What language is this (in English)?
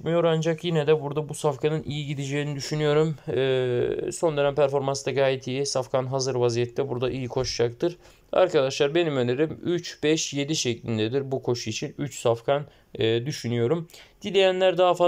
Turkish